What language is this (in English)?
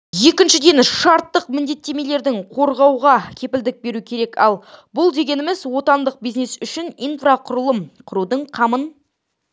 Kazakh